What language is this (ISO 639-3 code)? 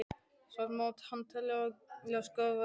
isl